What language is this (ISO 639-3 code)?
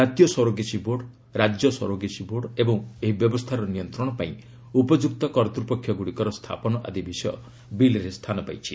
ori